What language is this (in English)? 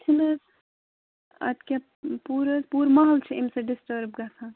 Kashmiri